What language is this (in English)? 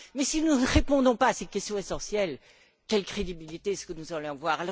French